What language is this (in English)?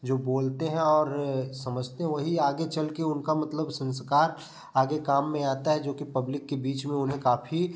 Hindi